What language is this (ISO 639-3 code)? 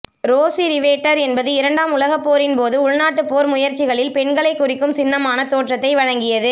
tam